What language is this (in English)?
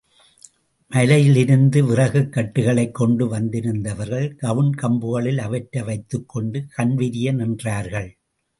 Tamil